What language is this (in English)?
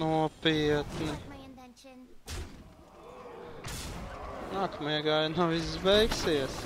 Latvian